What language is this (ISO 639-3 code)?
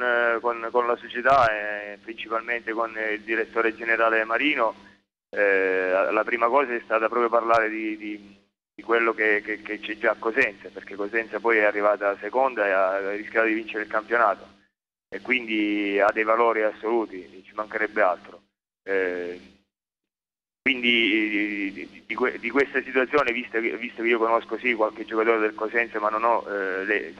ita